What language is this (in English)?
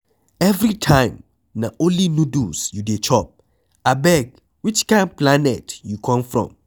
Nigerian Pidgin